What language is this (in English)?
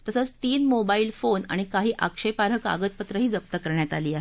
Marathi